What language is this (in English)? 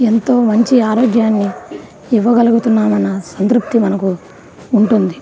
Telugu